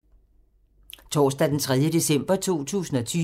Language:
Danish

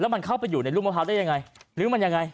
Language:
Thai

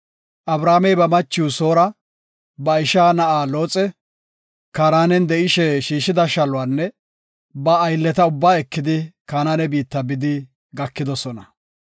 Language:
Gofa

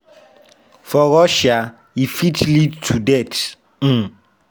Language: Nigerian Pidgin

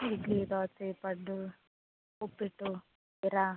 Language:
Kannada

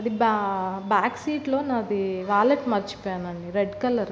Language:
Telugu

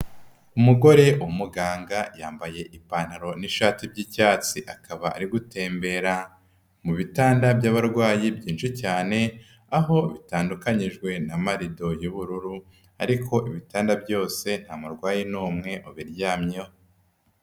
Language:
Kinyarwanda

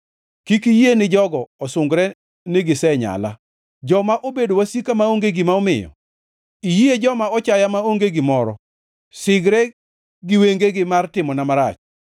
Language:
Luo (Kenya and Tanzania)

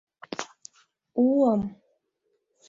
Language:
Mari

